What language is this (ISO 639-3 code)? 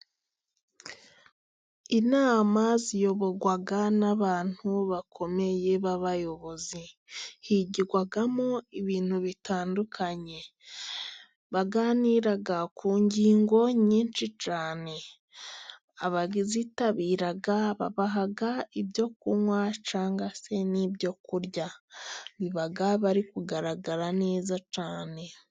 kin